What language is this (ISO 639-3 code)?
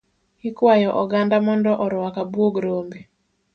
luo